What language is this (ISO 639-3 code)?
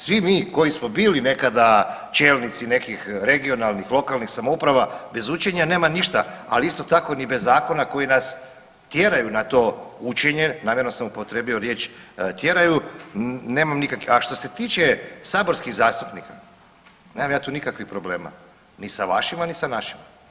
hrv